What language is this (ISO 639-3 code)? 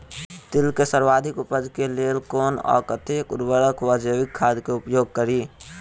mai